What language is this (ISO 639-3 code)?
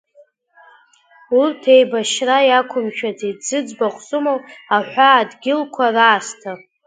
abk